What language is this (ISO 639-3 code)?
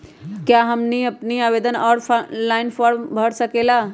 mag